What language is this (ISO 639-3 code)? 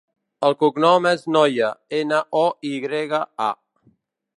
cat